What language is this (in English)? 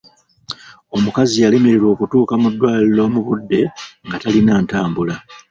Ganda